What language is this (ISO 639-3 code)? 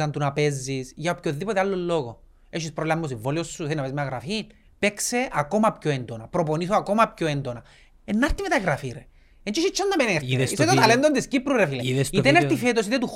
ell